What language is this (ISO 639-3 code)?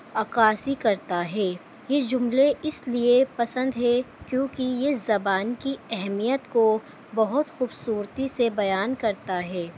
urd